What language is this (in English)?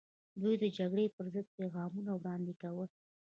Pashto